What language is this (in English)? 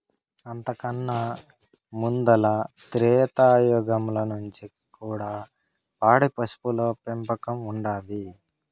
Telugu